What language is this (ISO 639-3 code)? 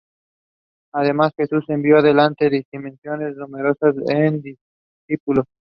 spa